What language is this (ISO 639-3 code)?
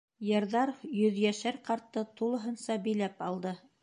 bak